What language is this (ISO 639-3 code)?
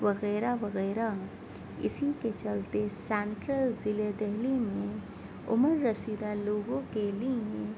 urd